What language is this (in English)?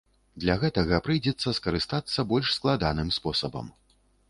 Belarusian